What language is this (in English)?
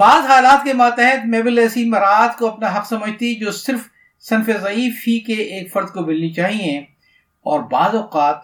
Urdu